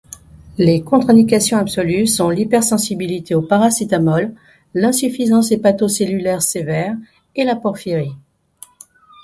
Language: French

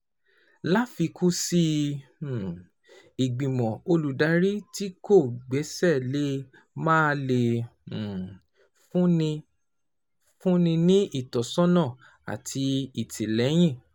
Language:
Yoruba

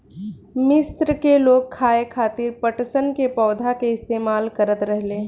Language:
Bhojpuri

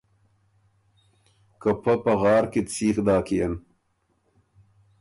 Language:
Ormuri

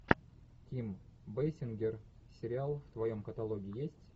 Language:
Russian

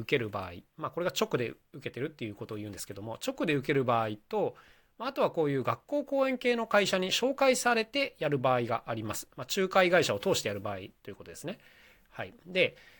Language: Japanese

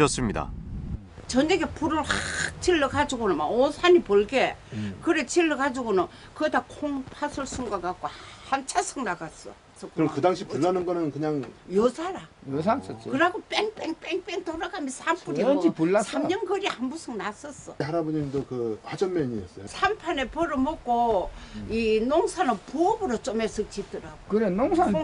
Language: Korean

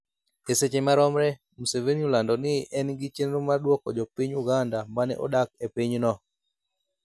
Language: Luo (Kenya and Tanzania)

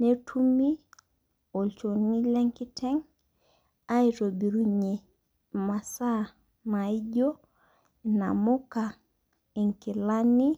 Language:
Masai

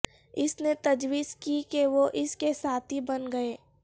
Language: Urdu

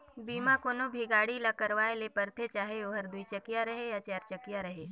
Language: Chhattisgarhi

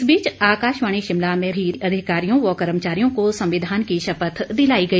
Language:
Hindi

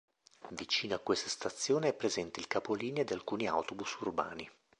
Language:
Italian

